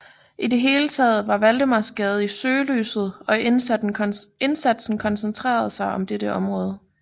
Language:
Danish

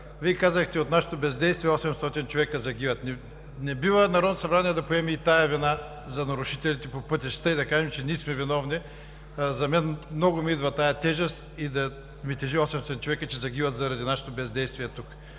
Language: Bulgarian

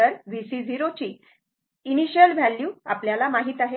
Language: Marathi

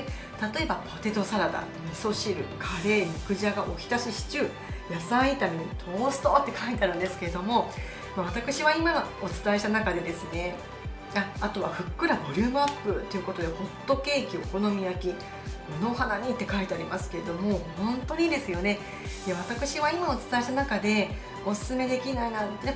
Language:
Japanese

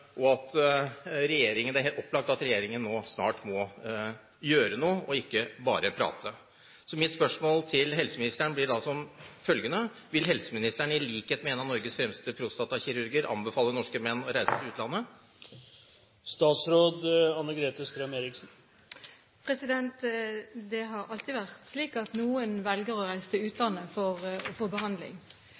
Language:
Norwegian Bokmål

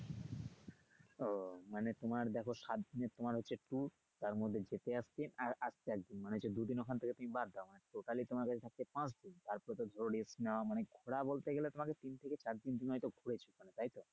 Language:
Bangla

